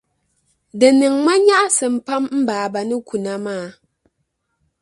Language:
Dagbani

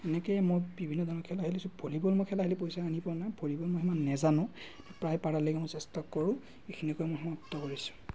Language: Assamese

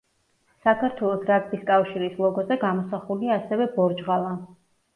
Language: Georgian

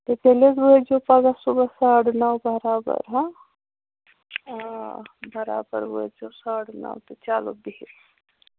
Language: Kashmiri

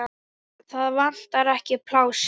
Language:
Icelandic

